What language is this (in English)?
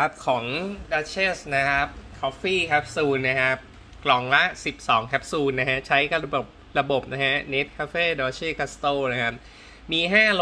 Thai